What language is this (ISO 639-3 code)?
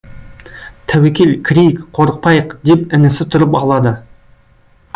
kaz